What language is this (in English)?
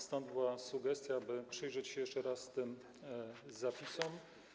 Polish